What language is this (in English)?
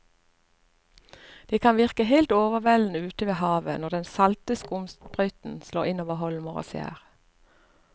Norwegian